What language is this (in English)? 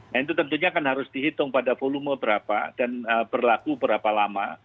Indonesian